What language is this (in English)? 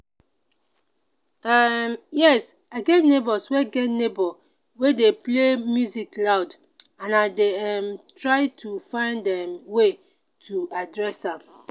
Nigerian Pidgin